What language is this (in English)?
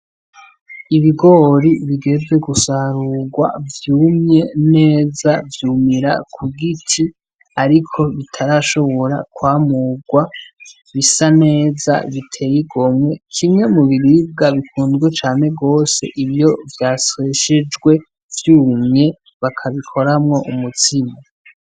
Rundi